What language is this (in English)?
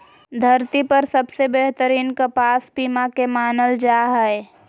Magahi